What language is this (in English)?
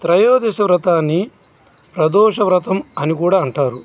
Telugu